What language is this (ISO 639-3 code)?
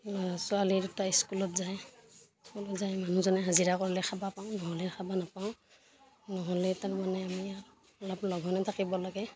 asm